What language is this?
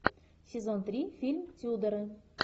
Russian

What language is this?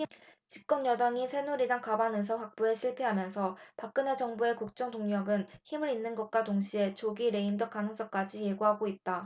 Korean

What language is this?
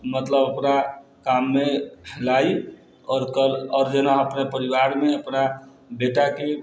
Maithili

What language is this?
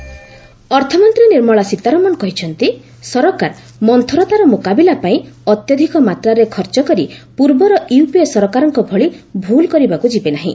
Odia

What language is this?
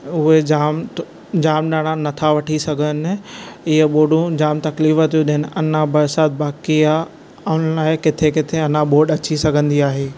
Sindhi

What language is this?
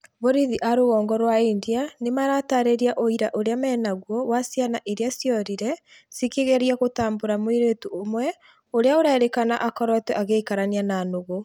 Kikuyu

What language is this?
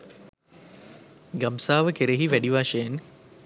Sinhala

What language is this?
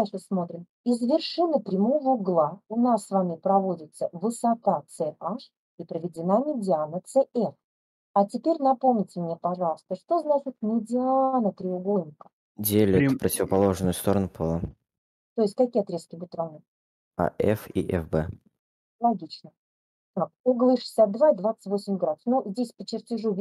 Russian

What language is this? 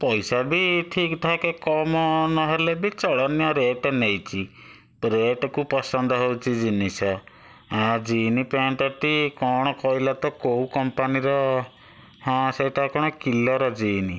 Odia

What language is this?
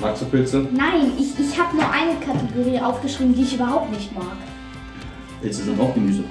German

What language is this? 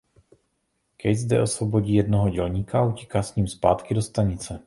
Czech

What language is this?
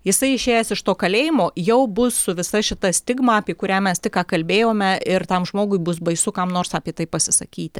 Lithuanian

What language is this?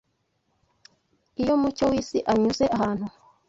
Kinyarwanda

